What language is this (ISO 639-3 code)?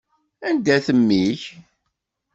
kab